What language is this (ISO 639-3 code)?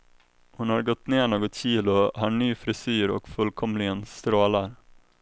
swe